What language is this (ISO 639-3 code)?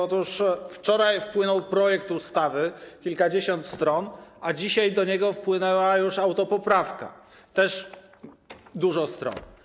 pol